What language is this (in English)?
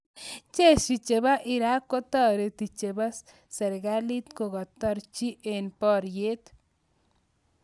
Kalenjin